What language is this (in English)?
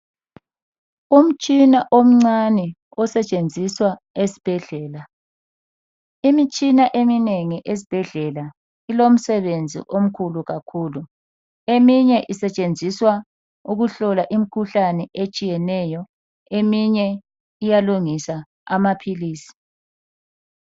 North Ndebele